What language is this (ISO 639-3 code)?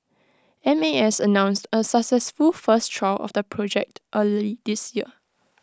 eng